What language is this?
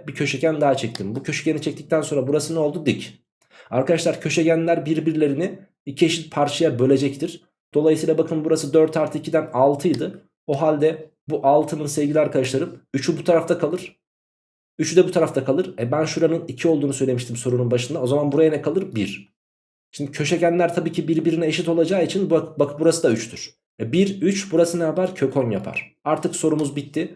Turkish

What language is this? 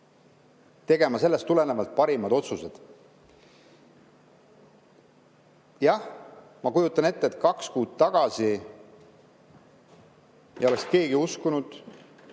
Estonian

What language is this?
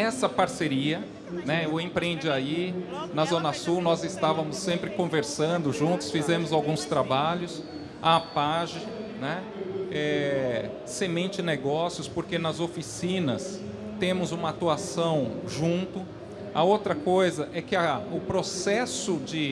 Portuguese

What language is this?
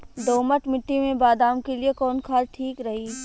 Bhojpuri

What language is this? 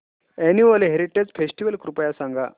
Marathi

